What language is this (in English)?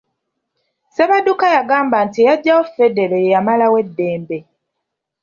Ganda